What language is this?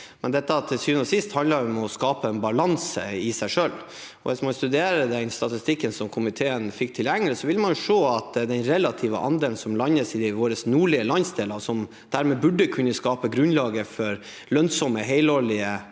Norwegian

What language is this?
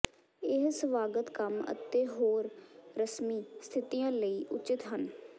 Punjabi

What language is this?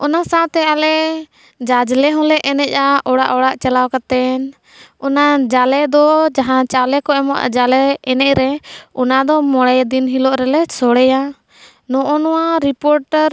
Santali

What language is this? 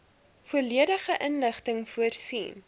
Afrikaans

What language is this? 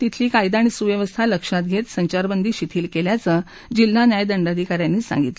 Marathi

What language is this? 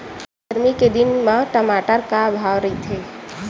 Chhattisgarhi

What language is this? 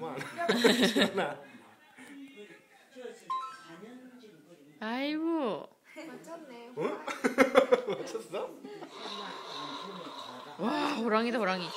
Korean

